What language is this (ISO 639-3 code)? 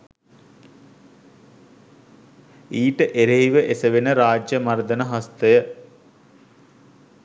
sin